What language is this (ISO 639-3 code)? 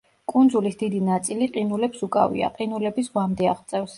kat